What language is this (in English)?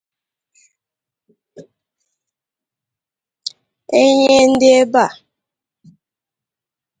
Igbo